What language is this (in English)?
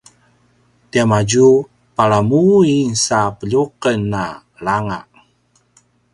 Paiwan